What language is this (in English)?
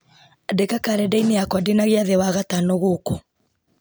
Kikuyu